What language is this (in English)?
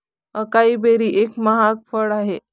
Marathi